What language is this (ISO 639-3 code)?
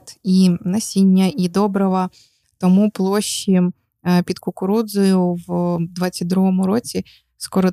ukr